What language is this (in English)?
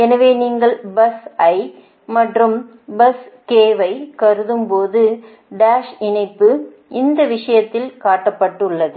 Tamil